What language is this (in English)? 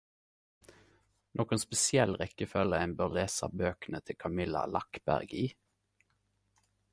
Norwegian Nynorsk